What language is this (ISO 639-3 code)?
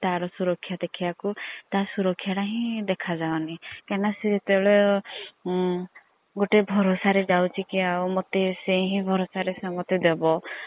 ori